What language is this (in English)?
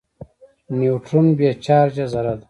Pashto